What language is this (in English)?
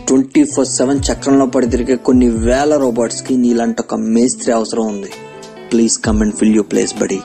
Telugu